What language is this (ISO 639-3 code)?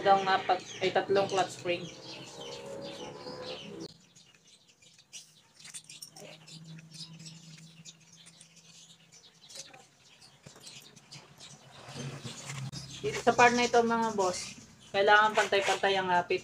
fil